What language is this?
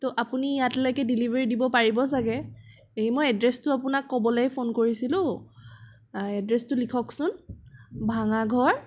Assamese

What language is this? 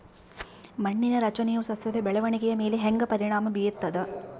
Kannada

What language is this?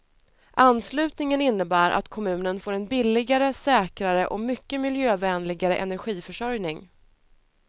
Swedish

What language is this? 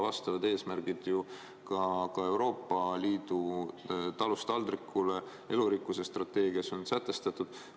Estonian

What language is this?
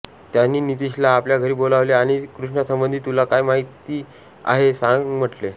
Marathi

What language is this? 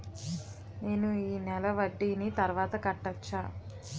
Telugu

